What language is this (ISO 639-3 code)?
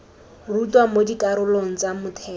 tsn